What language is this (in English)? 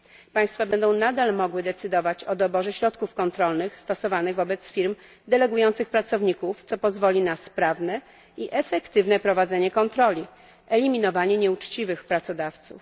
Polish